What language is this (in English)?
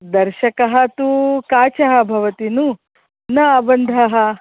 Sanskrit